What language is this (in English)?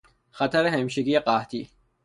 Persian